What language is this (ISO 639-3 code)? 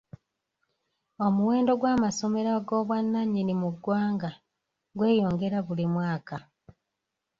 lug